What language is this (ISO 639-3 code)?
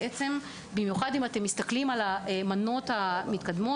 heb